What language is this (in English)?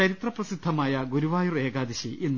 Malayalam